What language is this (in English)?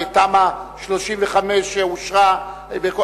Hebrew